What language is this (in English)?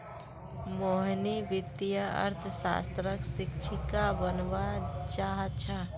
Magahi